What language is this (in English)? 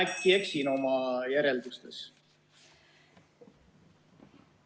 Estonian